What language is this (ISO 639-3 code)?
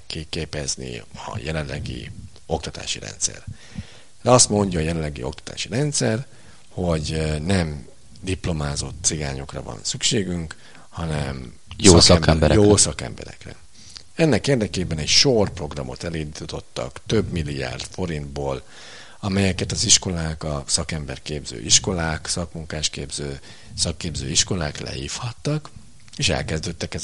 hun